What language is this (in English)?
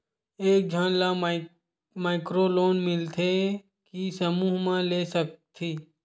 Chhattisgarhi